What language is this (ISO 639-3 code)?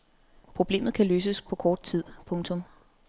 dan